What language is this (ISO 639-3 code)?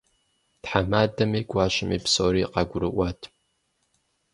kbd